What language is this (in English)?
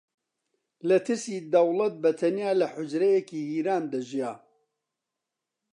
Central Kurdish